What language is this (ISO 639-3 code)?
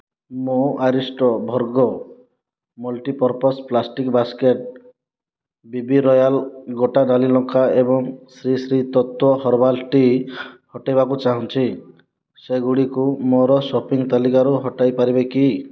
ori